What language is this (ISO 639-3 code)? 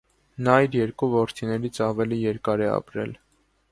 hye